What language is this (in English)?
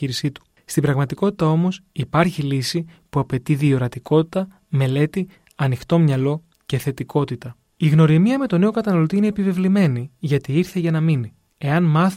Greek